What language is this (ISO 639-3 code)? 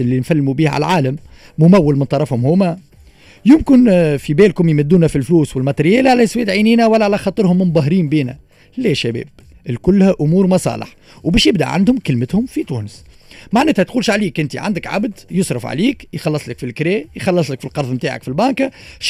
ara